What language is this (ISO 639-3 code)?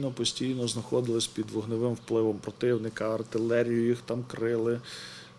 ukr